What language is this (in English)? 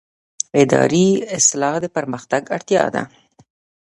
Pashto